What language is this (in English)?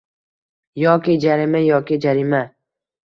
Uzbek